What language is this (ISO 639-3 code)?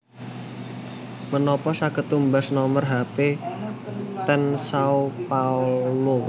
jav